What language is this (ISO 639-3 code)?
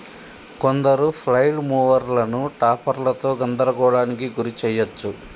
tel